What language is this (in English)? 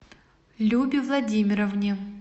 Russian